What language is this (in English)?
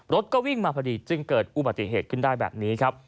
Thai